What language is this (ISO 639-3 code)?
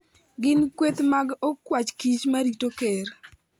luo